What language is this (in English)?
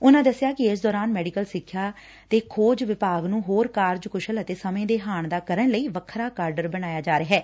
Punjabi